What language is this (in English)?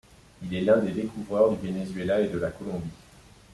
French